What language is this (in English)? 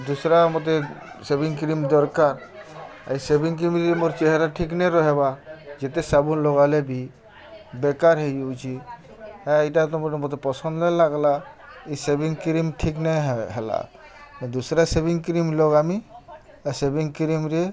Odia